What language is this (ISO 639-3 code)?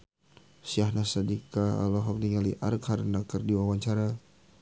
sun